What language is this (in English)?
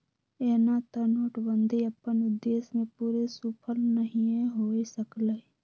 Magahi